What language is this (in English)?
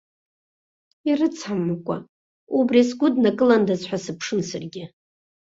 Abkhazian